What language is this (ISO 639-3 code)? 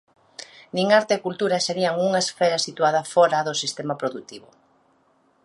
glg